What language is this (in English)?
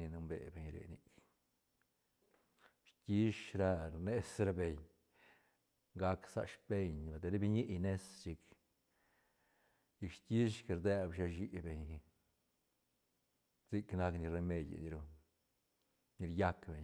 Santa Catarina Albarradas Zapotec